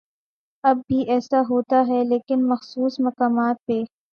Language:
Urdu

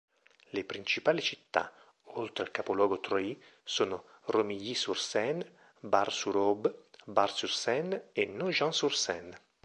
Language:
Italian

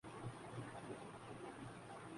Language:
Urdu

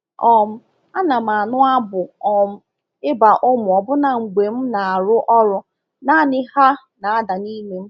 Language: Igbo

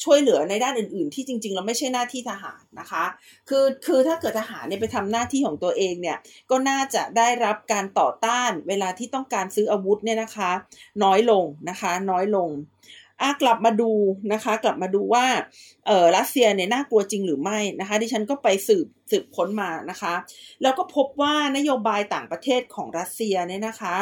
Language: Thai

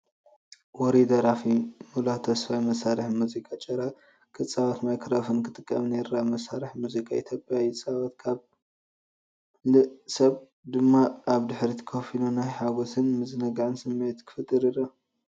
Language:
Tigrinya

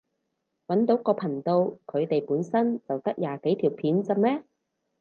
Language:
Cantonese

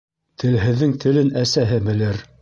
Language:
Bashkir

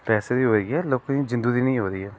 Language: Dogri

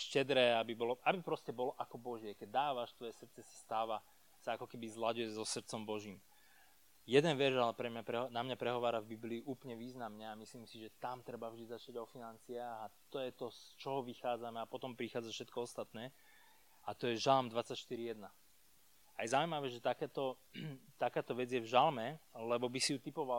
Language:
Slovak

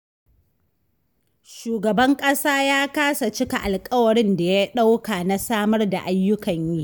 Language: Hausa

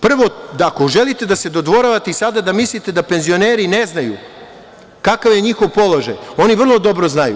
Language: Serbian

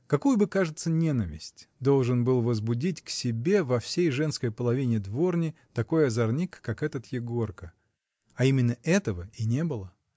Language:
Russian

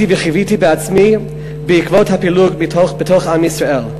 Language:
Hebrew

